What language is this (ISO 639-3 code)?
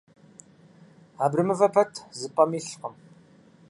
kbd